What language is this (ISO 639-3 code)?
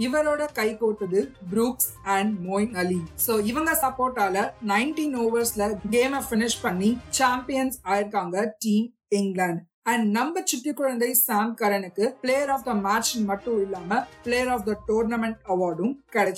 tam